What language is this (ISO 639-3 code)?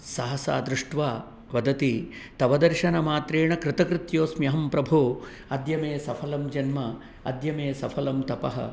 san